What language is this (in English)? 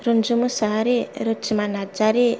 Bodo